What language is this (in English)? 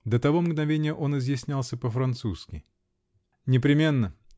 Russian